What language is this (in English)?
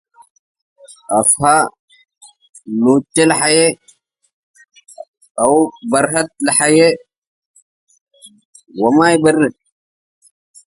Tigre